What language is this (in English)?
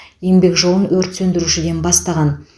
Kazakh